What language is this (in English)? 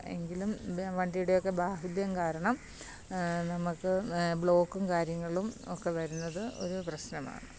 Malayalam